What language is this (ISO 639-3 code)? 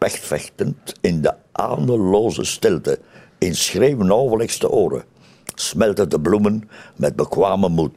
nld